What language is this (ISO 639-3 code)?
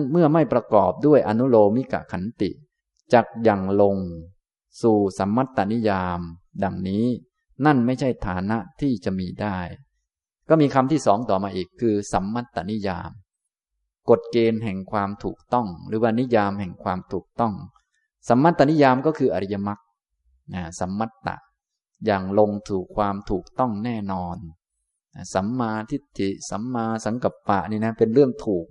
tha